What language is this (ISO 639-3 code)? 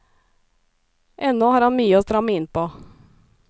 nor